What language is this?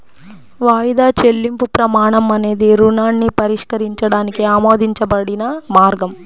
Telugu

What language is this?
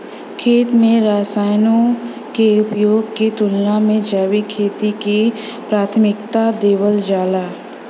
Bhojpuri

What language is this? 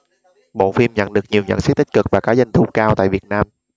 Vietnamese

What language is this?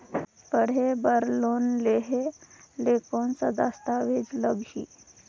Chhattisgarhi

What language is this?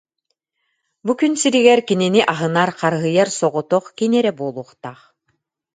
Yakut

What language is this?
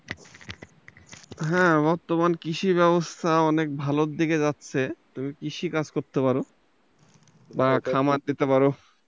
Bangla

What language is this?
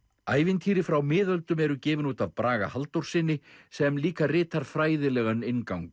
Icelandic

